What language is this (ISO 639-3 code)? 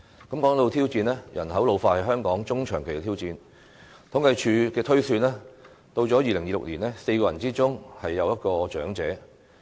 yue